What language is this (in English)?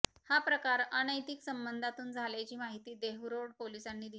Marathi